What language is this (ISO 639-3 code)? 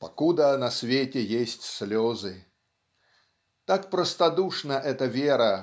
rus